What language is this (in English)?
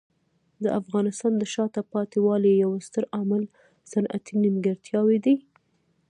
Pashto